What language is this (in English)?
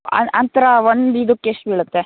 Kannada